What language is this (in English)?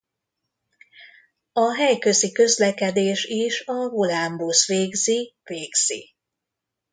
Hungarian